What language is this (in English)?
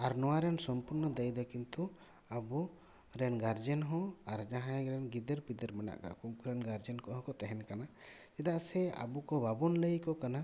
Santali